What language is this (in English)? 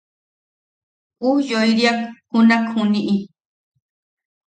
Yaqui